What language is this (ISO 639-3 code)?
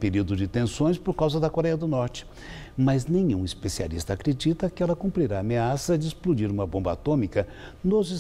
por